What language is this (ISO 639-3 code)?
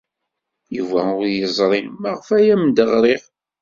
kab